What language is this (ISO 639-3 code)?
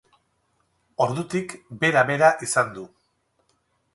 eus